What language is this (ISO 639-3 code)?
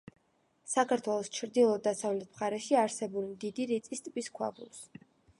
kat